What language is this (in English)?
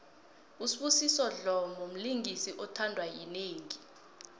South Ndebele